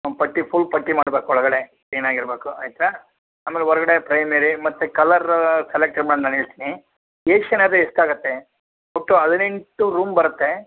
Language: Kannada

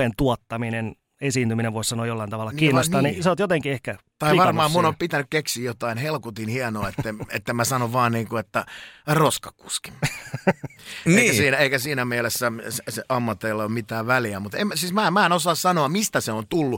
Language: Finnish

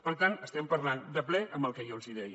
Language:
Catalan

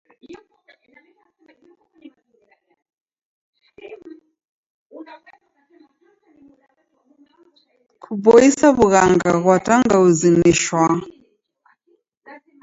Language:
Taita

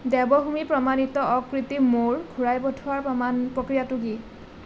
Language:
Assamese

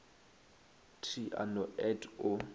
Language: Northern Sotho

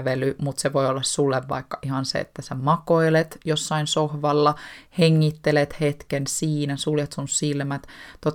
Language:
Finnish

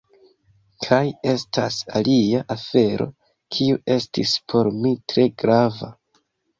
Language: Esperanto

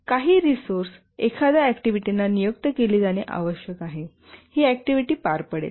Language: Marathi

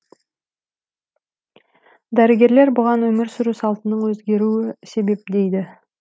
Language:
Kazakh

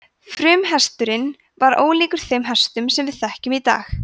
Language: Icelandic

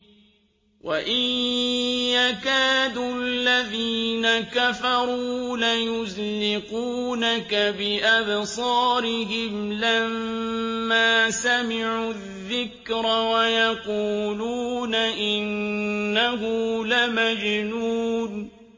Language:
Arabic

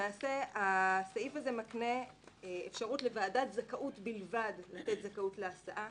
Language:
Hebrew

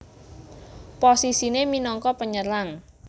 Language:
Javanese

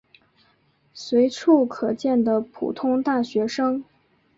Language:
Chinese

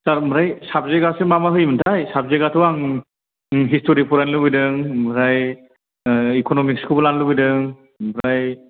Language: Bodo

